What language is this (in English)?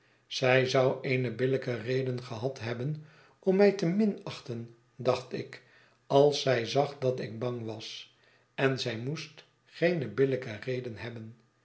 Dutch